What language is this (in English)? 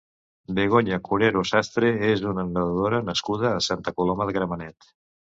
Catalan